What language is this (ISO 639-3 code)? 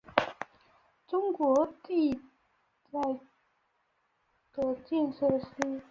zho